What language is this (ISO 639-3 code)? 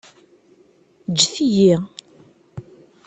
kab